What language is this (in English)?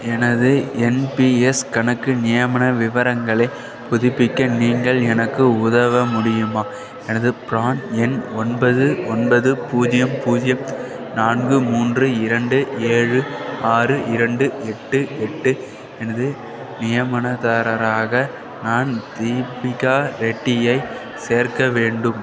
Tamil